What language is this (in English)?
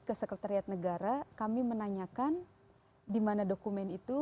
Indonesian